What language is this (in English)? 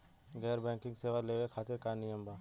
Bhojpuri